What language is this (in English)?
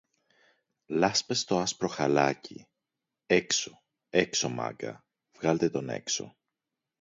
Greek